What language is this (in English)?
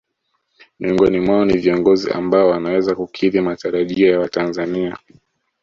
Swahili